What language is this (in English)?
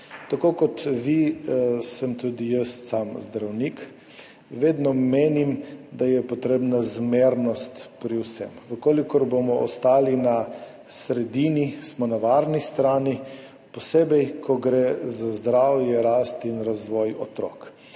Slovenian